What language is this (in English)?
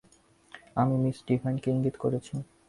Bangla